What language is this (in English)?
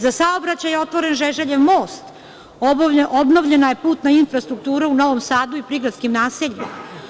Serbian